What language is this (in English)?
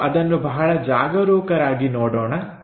Kannada